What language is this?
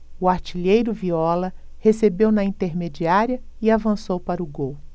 Portuguese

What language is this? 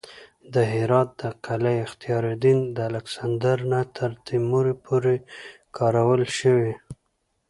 Pashto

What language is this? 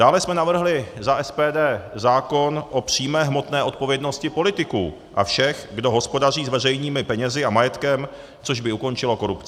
Czech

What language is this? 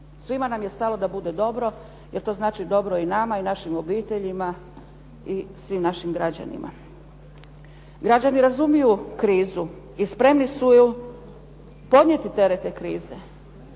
Croatian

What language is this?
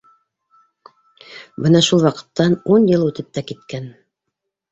Bashkir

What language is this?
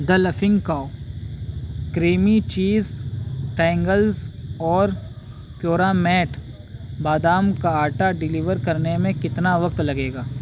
Urdu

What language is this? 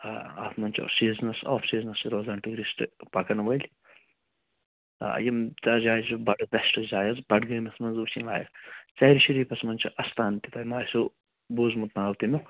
Kashmiri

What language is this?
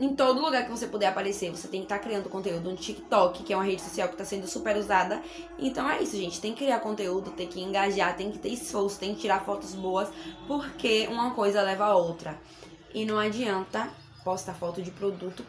Portuguese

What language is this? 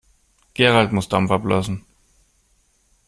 German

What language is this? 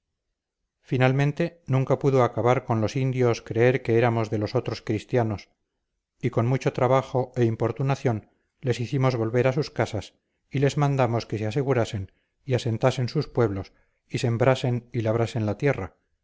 Spanish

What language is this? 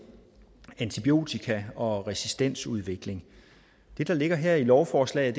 Danish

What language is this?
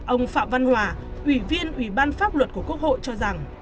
Vietnamese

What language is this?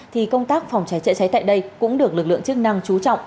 Vietnamese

